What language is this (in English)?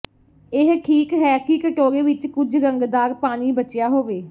Punjabi